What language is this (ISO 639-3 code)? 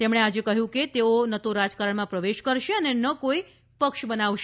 guj